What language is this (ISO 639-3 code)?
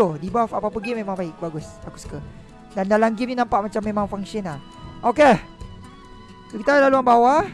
msa